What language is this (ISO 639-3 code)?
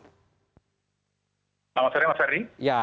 ind